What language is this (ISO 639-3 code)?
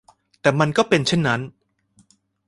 tha